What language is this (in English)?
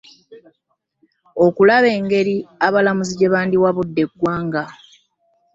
Ganda